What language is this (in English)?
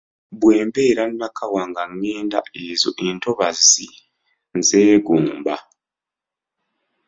Ganda